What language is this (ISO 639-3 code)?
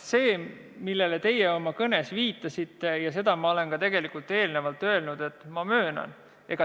est